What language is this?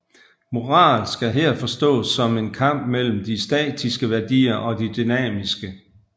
Danish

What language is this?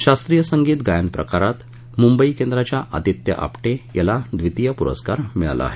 Marathi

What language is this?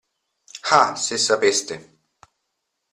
Italian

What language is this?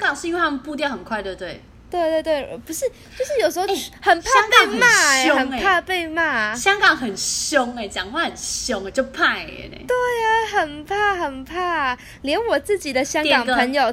Chinese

